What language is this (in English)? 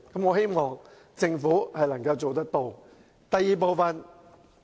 Cantonese